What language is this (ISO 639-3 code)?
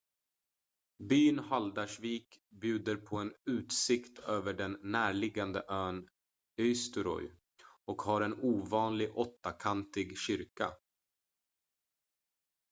swe